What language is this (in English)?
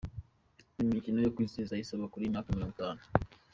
Kinyarwanda